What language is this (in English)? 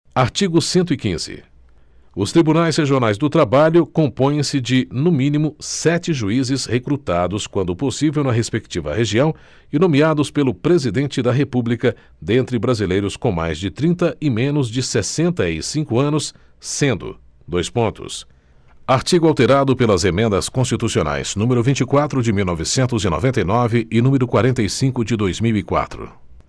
Portuguese